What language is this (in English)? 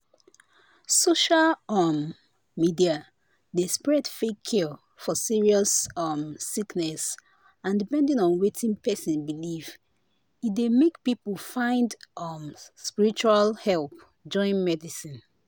Nigerian Pidgin